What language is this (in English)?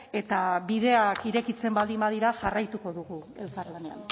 Basque